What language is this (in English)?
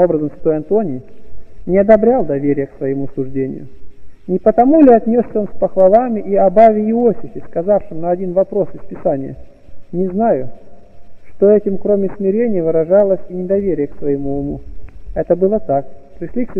Russian